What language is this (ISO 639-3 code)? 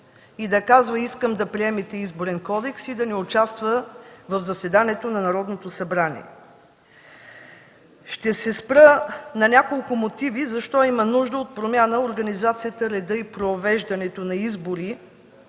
bul